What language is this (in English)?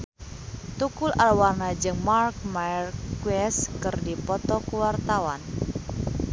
Sundanese